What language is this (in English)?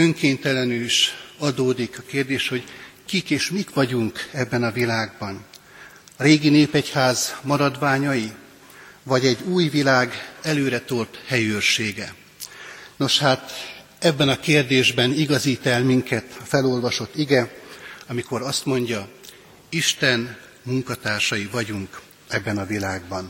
Hungarian